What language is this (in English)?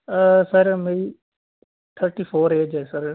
Punjabi